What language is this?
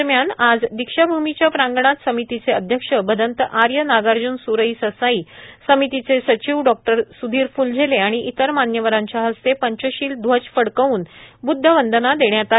Marathi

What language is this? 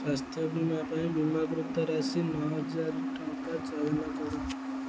Odia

